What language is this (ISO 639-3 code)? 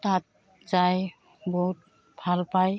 asm